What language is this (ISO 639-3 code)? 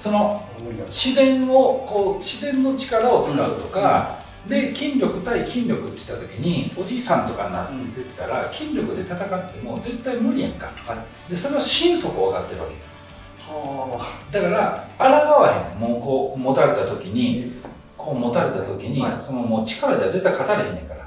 jpn